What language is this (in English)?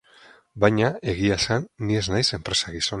Basque